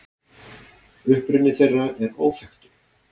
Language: Icelandic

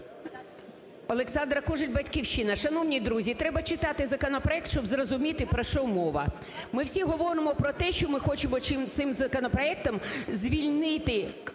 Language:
Ukrainian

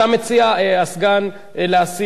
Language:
Hebrew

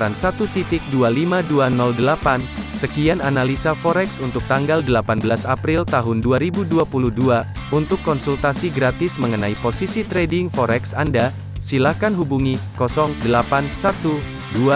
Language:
Indonesian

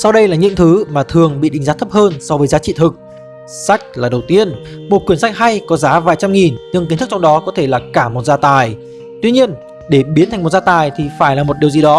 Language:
Vietnamese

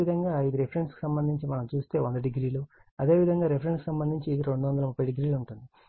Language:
Telugu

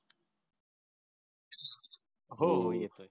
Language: Marathi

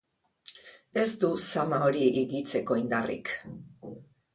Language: Basque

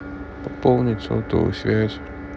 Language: Russian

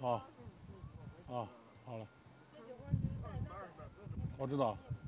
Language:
Chinese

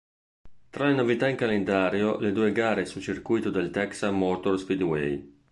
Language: Italian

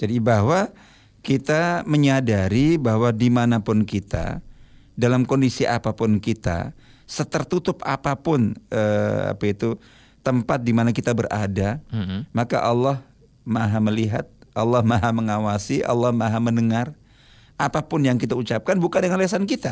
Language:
Indonesian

